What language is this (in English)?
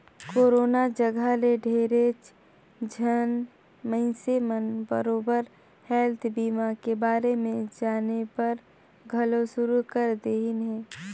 Chhattisgarhi